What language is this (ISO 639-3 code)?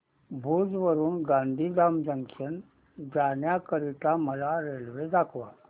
mar